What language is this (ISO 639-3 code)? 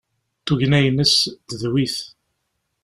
kab